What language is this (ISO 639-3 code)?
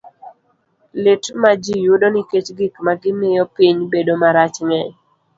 luo